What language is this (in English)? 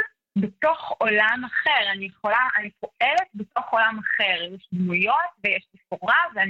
Hebrew